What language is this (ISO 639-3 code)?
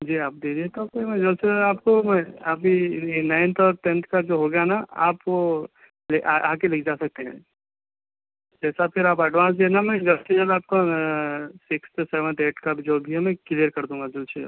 urd